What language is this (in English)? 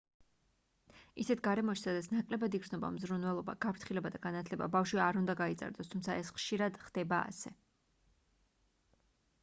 Georgian